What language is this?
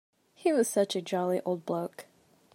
English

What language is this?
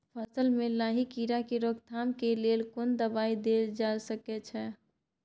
Maithili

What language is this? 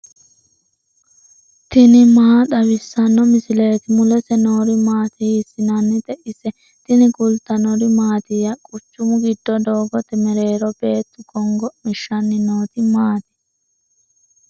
Sidamo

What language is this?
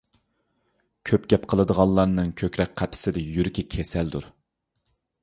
Uyghur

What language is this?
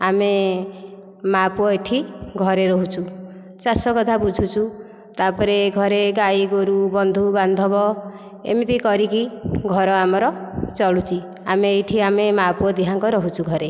Odia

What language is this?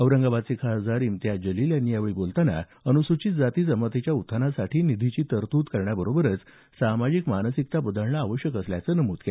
Marathi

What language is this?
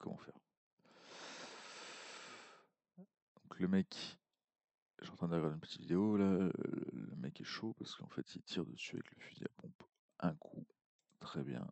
French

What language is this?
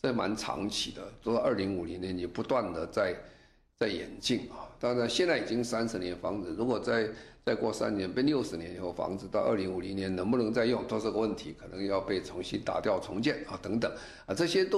Chinese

